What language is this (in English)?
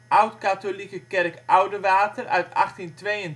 Dutch